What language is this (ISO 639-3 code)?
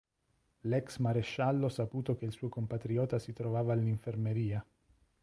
ita